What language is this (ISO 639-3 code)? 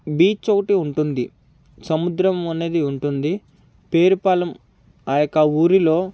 tel